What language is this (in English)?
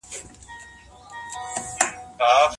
Pashto